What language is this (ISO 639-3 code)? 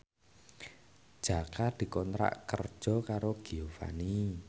jav